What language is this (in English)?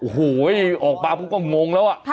Thai